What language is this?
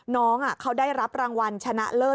Thai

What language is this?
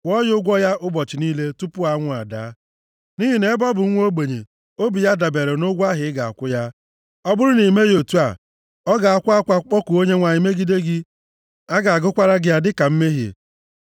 Igbo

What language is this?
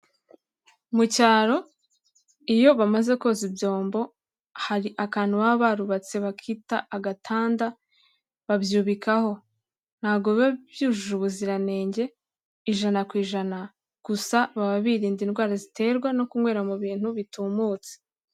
Kinyarwanda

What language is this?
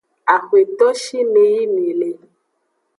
Aja (Benin)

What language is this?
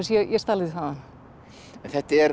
Icelandic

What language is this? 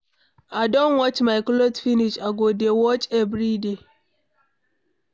Nigerian Pidgin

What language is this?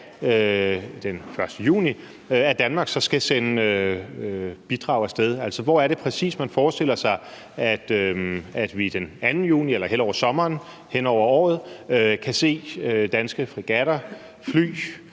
Danish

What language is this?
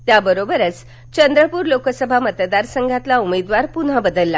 Marathi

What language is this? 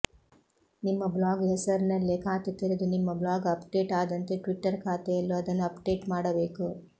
Kannada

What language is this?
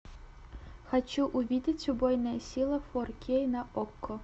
Russian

